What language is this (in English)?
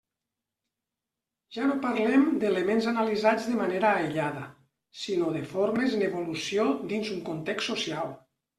Catalan